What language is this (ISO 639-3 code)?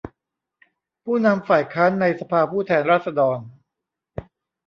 tha